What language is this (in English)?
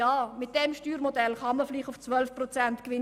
Swiss German